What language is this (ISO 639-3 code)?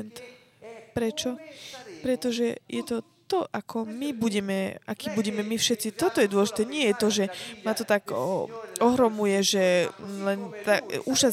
slk